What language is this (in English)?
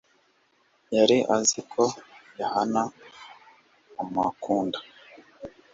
Kinyarwanda